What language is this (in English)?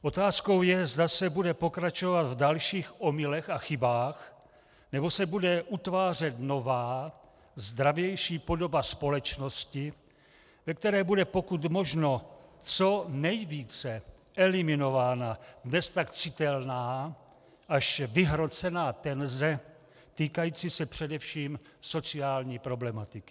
Czech